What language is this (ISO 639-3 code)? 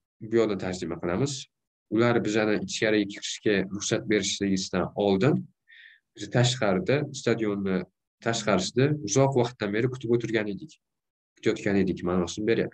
tur